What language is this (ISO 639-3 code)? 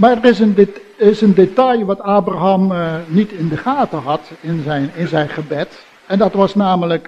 nld